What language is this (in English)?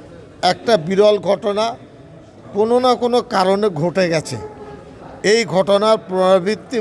Turkish